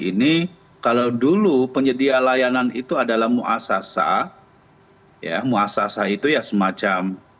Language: Indonesian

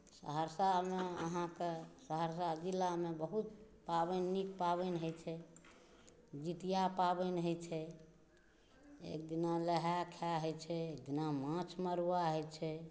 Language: Maithili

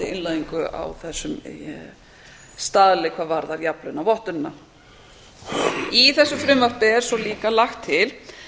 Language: Icelandic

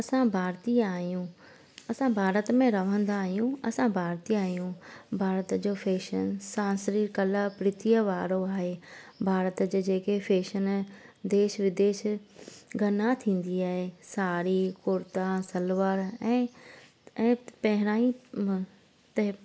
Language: Sindhi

